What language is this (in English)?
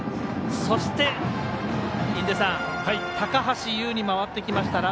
Japanese